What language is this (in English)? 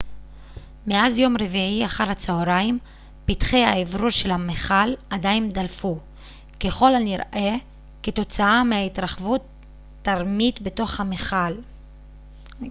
Hebrew